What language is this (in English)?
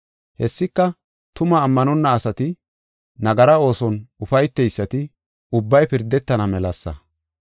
Gofa